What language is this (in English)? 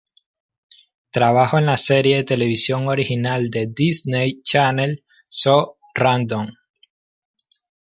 Spanish